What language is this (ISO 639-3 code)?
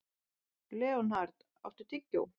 isl